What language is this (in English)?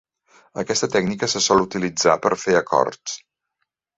Catalan